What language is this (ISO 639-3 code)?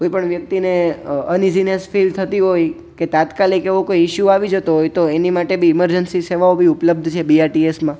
guj